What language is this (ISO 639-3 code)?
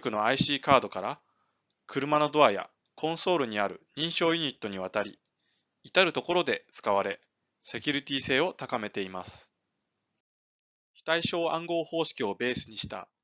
jpn